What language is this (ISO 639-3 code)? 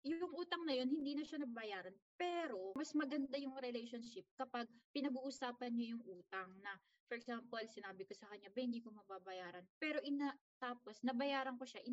fil